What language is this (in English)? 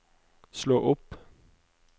Norwegian